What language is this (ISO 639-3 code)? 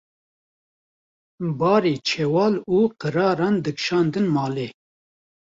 kur